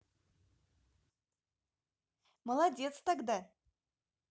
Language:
Russian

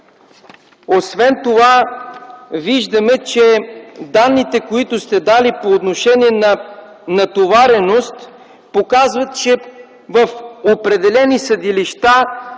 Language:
Bulgarian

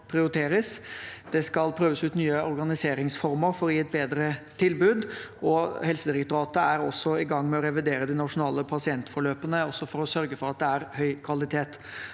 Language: Norwegian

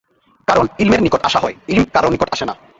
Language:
Bangla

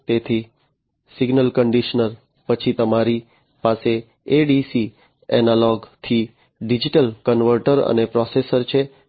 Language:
Gujarati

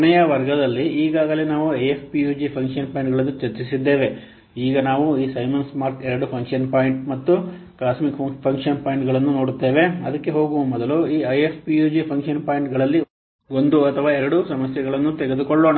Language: Kannada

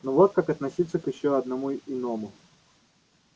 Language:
Russian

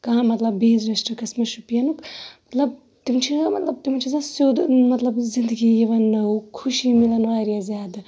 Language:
Kashmiri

